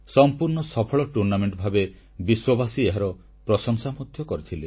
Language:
Odia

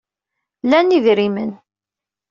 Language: Kabyle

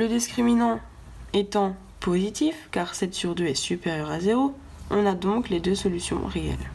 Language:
French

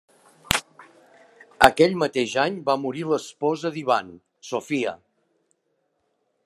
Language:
Catalan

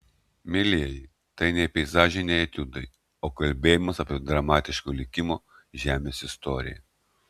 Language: Lithuanian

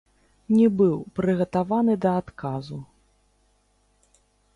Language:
Belarusian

